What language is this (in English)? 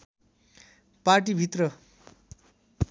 Nepali